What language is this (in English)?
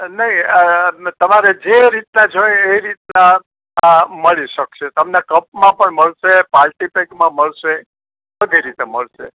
Gujarati